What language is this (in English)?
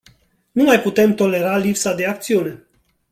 Romanian